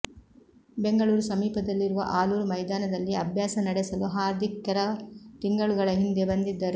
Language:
Kannada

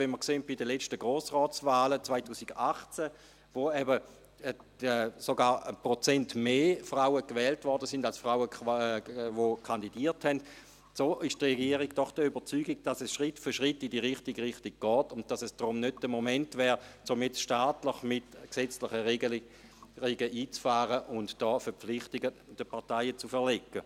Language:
Swiss German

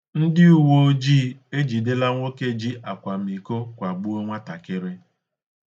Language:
Igbo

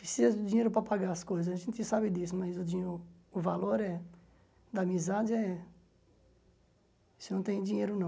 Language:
Portuguese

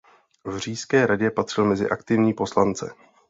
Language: Czech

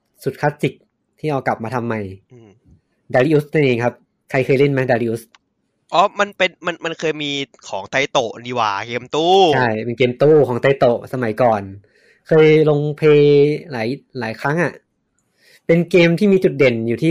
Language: Thai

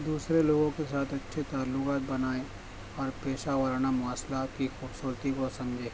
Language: Urdu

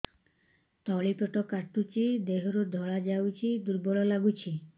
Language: Odia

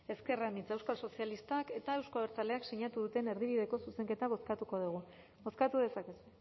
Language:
Basque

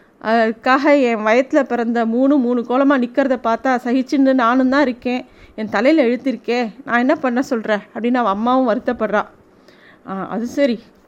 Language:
Tamil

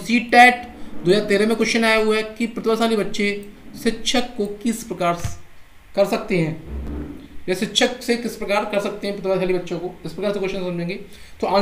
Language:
Hindi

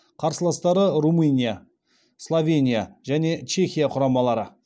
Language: Kazakh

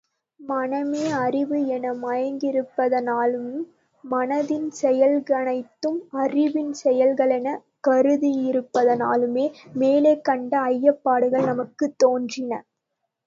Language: Tamil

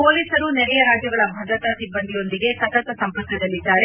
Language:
Kannada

